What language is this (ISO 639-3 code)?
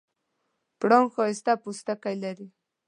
pus